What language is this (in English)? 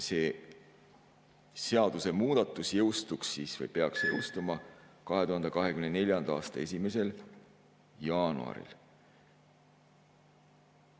Estonian